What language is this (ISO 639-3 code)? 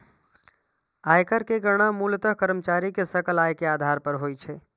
mai